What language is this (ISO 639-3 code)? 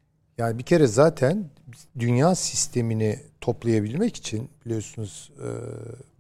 tur